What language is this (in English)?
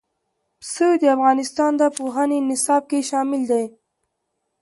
Pashto